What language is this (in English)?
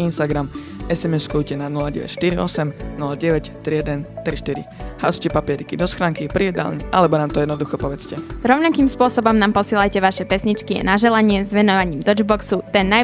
Slovak